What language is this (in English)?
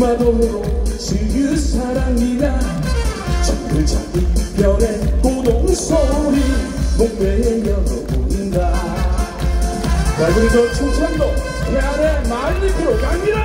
Korean